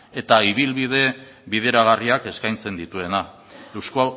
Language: Basque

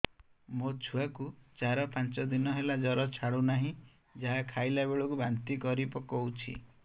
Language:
Odia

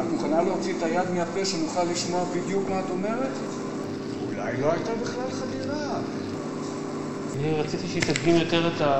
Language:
Hebrew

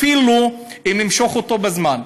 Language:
Hebrew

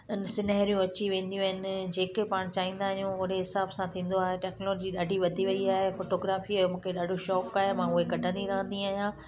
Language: Sindhi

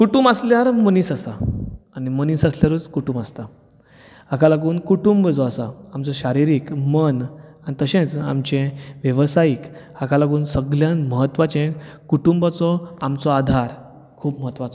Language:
Konkani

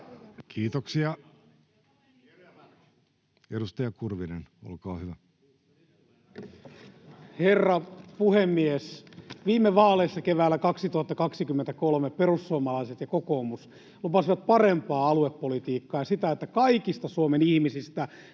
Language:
Finnish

